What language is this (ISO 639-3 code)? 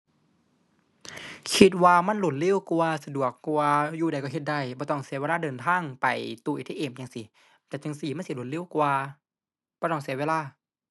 tha